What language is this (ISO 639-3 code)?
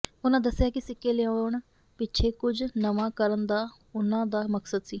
pan